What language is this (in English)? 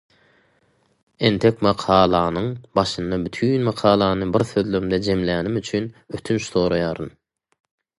Turkmen